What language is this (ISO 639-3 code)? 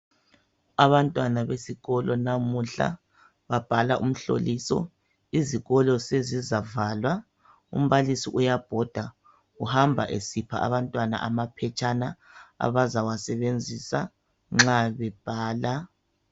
nde